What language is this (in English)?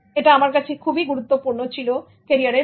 Bangla